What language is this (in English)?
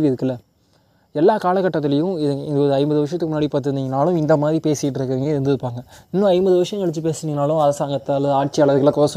Tamil